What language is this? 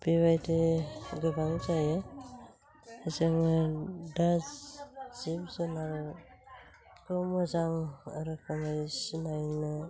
Bodo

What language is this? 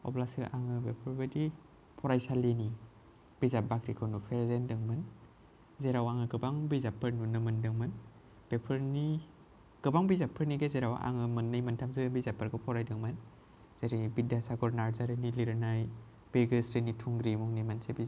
Bodo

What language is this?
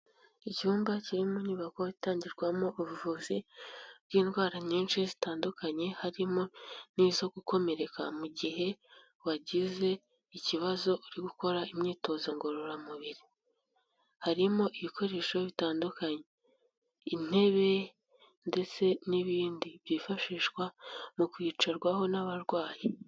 Kinyarwanda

